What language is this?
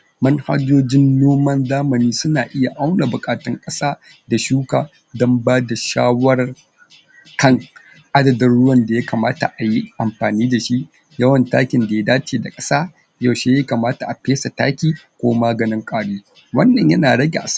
Hausa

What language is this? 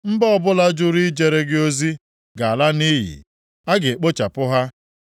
Igbo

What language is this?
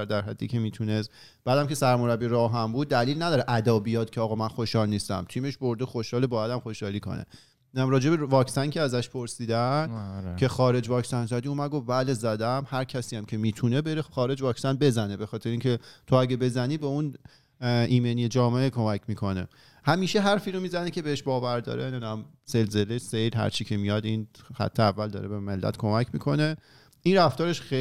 Persian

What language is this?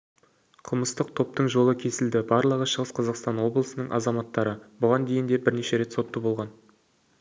Kazakh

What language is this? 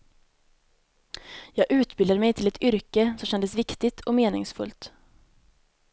Swedish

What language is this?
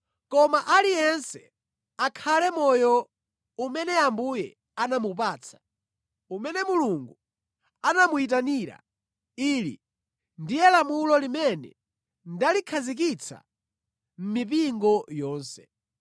Nyanja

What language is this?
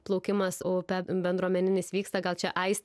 Lithuanian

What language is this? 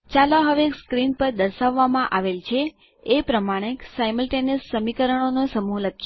Gujarati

